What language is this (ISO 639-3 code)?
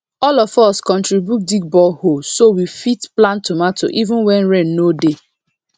pcm